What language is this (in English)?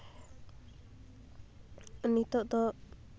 Santali